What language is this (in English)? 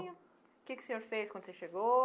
Portuguese